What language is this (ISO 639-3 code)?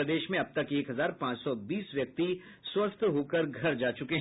hin